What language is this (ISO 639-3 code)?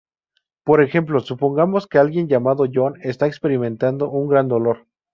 spa